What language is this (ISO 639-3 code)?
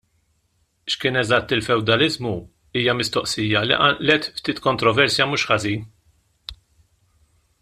mlt